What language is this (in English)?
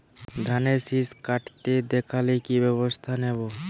Bangla